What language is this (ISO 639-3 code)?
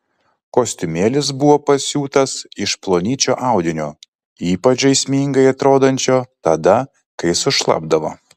lit